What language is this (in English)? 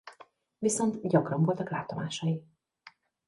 Hungarian